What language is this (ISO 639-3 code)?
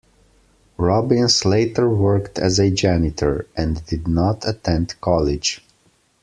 eng